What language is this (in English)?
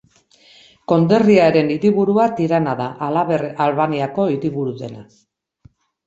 Basque